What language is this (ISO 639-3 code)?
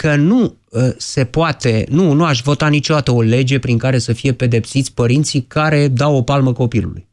ron